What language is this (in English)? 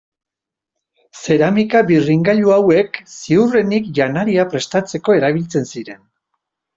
Basque